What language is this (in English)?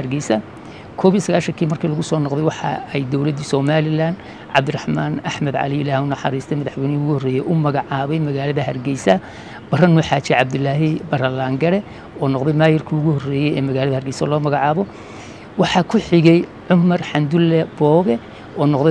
Arabic